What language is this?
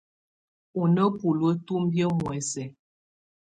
Tunen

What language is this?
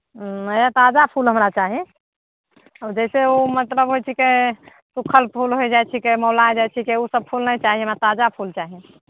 Maithili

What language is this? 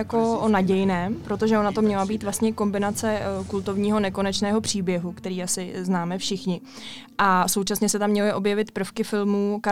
Czech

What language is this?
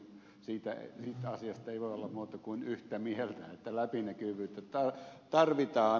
Finnish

